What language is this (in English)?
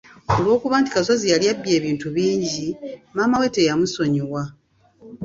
Ganda